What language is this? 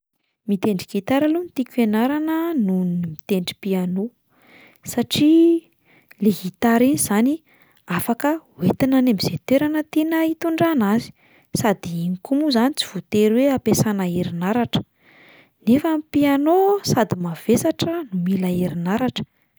Malagasy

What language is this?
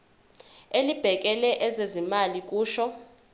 Zulu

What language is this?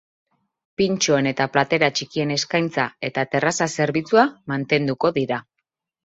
Basque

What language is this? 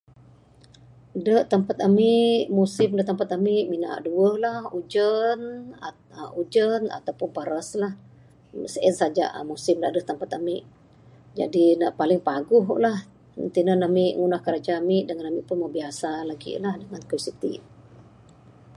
Bukar-Sadung Bidayuh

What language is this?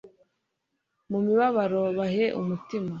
Kinyarwanda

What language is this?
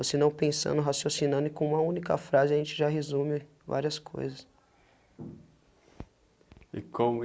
Portuguese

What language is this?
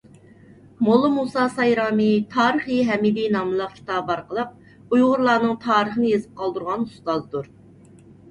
Uyghur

